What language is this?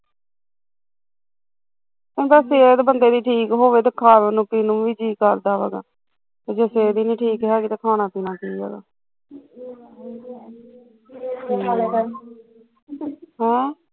Punjabi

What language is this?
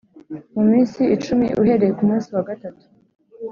Kinyarwanda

